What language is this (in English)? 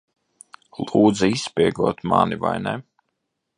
Latvian